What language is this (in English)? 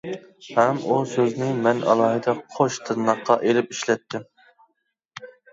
Uyghur